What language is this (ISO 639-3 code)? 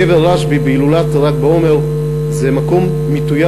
heb